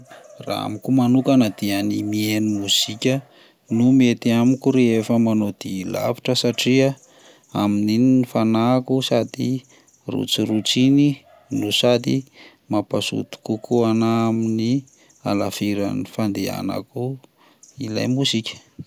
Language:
Malagasy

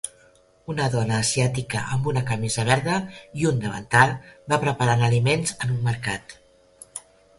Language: Catalan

